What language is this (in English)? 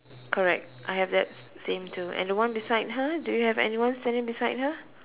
English